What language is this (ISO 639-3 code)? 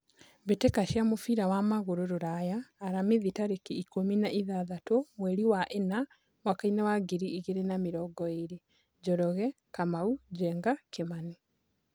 kik